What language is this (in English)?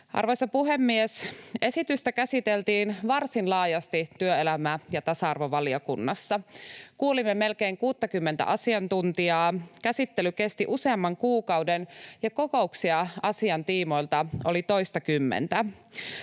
Finnish